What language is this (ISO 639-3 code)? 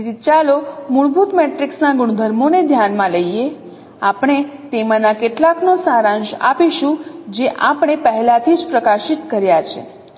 guj